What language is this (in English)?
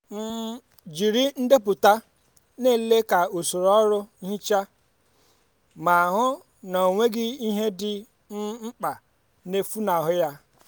Igbo